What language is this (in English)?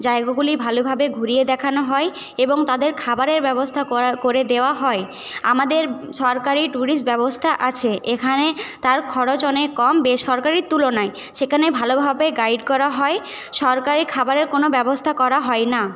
Bangla